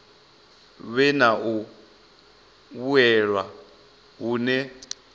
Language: Venda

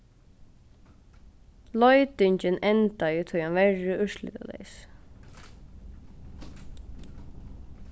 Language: Faroese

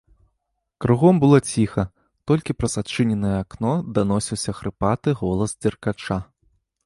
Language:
Belarusian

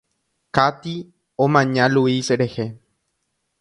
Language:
Guarani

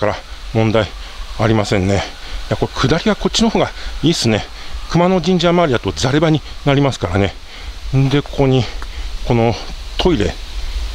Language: Japanese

